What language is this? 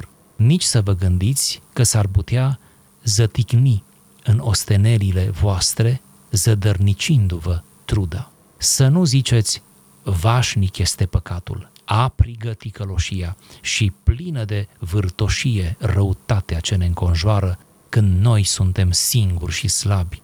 Romanian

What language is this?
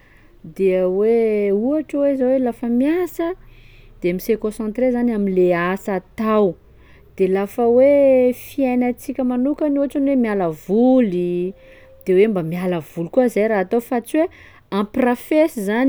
Sakalava Malagasy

